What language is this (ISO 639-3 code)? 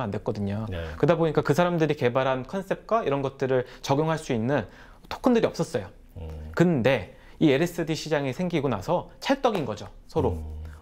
kor